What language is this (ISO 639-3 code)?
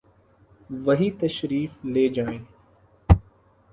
urd